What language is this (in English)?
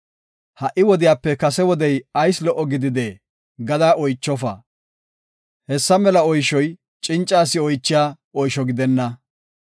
Gofa